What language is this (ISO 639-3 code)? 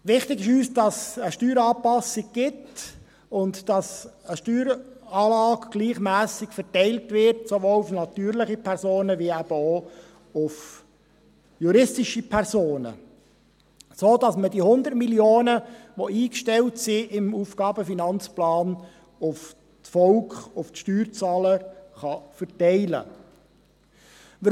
gsw